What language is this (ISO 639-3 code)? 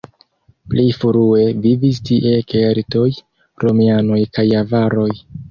epo